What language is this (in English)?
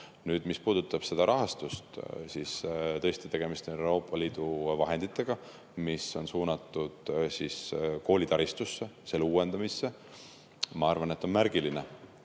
Estonian